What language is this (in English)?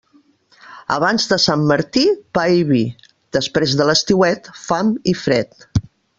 Catalan